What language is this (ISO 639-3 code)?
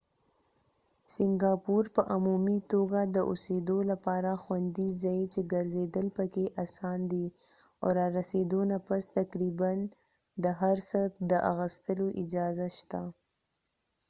pus